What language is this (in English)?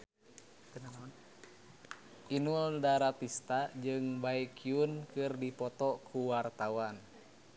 Sundanese